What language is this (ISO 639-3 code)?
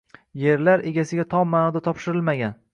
uzb